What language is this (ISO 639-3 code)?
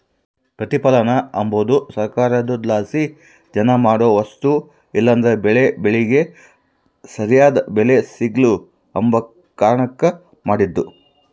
kan